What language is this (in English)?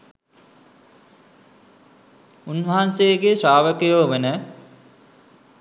Sinhala